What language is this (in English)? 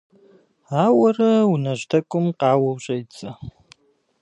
Kabardian